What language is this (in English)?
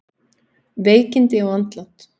Icelandic